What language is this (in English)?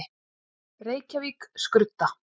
Icelandic